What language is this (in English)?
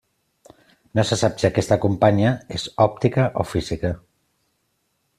Catalan